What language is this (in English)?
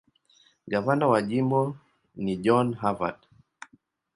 Swahili